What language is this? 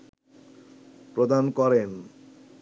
Bangla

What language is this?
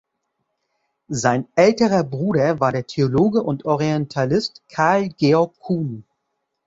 German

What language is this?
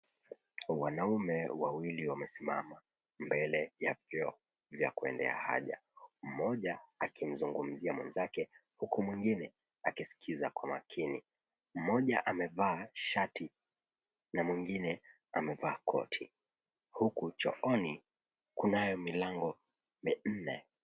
Swahili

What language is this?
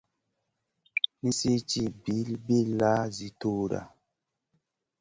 Masana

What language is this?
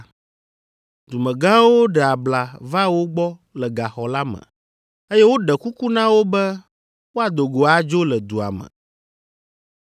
Ewe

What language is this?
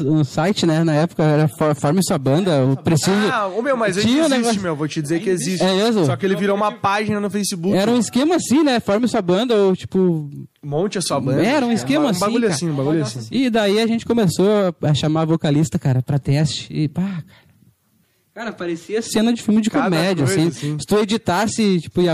Portuguese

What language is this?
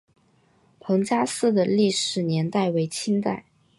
Chinese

